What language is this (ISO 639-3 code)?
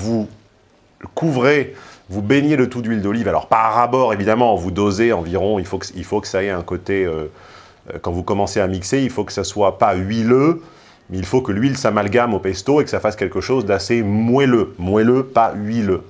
fra